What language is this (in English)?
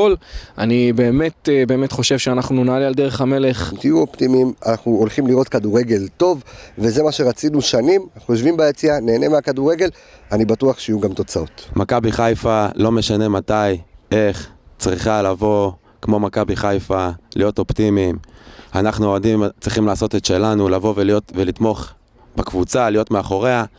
Hebrew